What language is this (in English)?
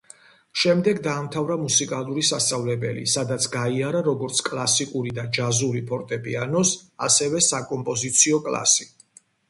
Georgian